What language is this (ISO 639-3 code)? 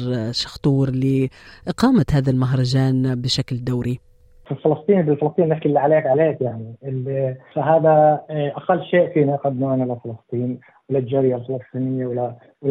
ara